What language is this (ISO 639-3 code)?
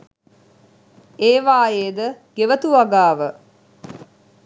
sin